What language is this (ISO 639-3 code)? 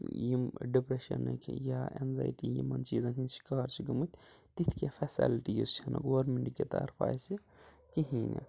kas